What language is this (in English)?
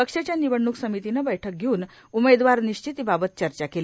Marathi